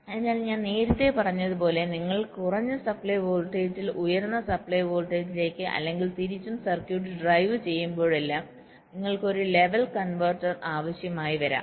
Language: Malayalam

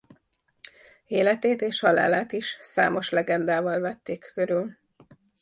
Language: Hungarian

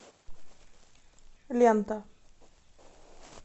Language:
Russian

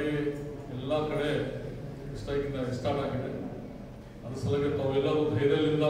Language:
Kannada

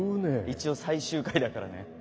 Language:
Japanese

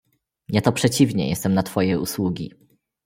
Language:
Polish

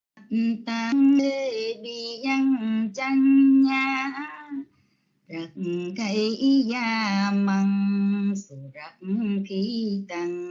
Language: Vietnamese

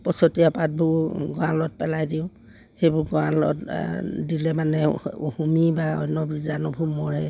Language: Assamese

